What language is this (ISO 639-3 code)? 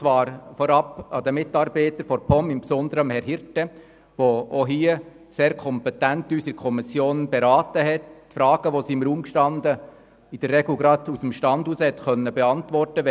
gsw